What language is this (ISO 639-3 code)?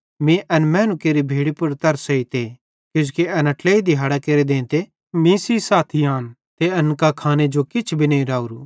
bhd